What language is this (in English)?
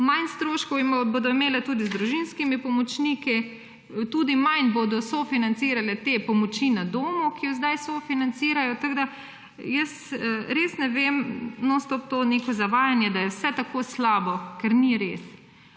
Slovenian